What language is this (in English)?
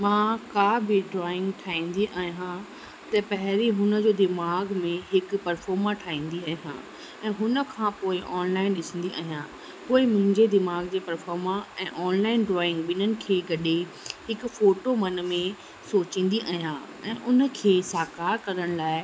Sindhi